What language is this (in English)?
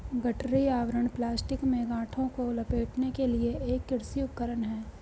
Hindi